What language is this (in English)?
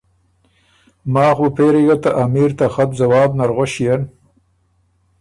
Ormuri